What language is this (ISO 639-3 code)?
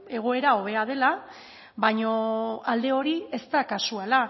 eus